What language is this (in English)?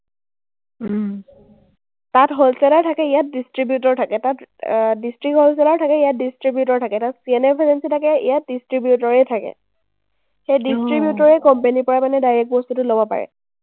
Assamese